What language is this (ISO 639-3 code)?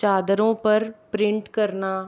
hin